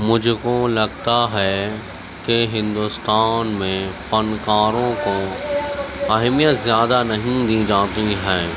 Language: Urdu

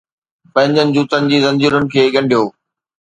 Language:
Sindhi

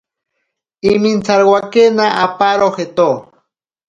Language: Ashéninka Perené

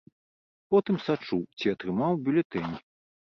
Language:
Belarusian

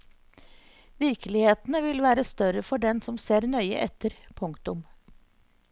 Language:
Norwegian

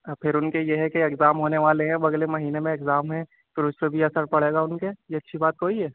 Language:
Urdu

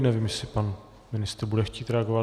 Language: Czech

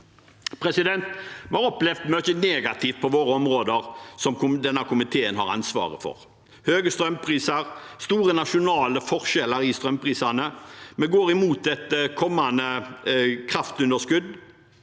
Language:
Norwegian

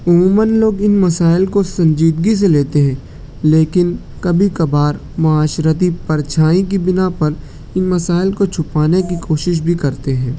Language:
Urdu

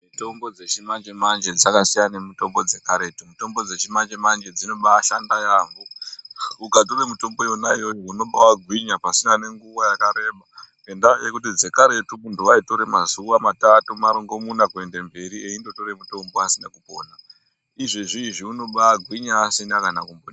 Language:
Ndau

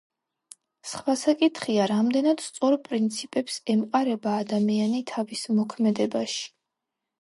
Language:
Georgian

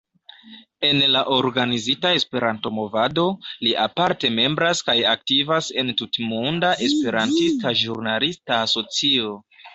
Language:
Esperanto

